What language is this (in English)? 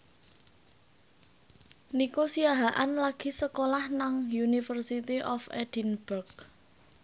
Javanese